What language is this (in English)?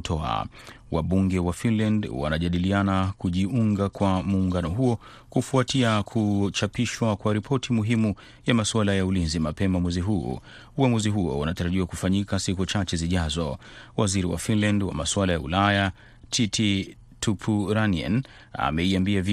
Swahili